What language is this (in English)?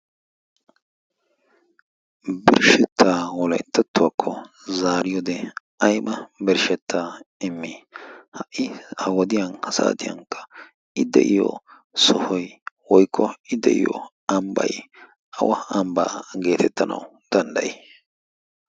Wolaytta